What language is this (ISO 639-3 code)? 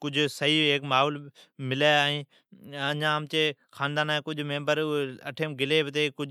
odk